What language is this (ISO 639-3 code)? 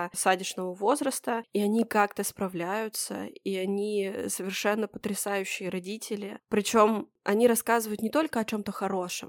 rus